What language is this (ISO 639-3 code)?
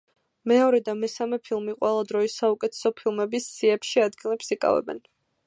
kat